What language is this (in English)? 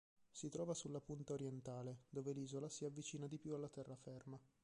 Italian